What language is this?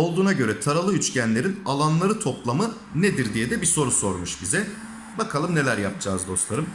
Turkish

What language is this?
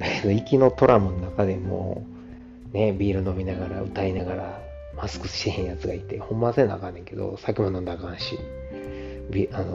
Japanese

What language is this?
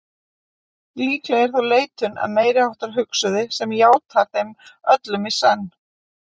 Icelandic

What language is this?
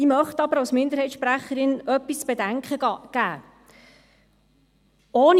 Swiss German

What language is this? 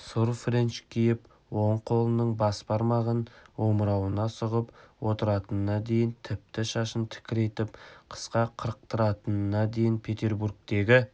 Kazakh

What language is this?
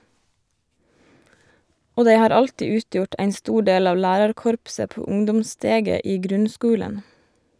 Norwegian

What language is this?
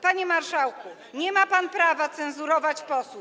Polish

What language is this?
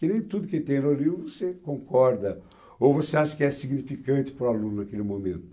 Portuguese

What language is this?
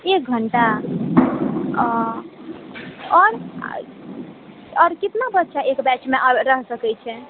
Maithili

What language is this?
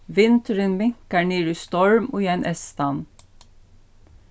Faroese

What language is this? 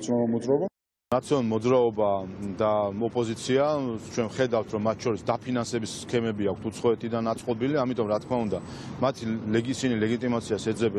Romanian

